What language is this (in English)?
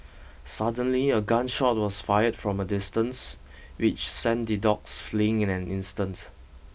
English